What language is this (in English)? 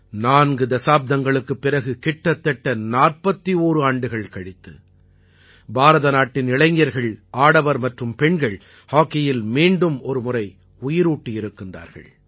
Tamil